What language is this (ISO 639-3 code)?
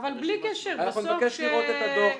heb